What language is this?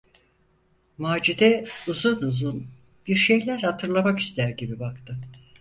Turkish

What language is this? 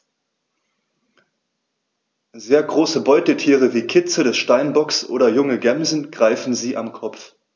German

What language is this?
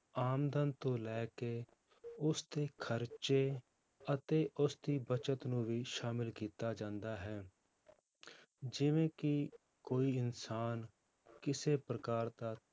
Punjabi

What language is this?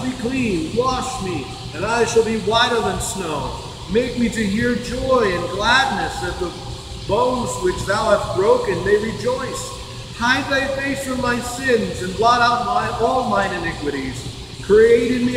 English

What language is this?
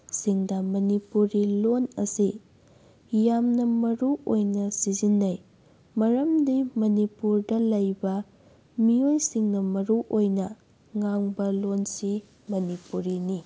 Manipuri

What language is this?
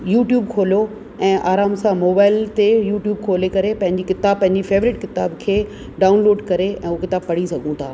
Sindhi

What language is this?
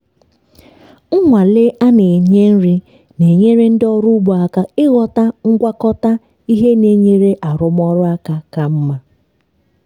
Igbo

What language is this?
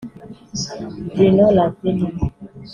Kinyarwanda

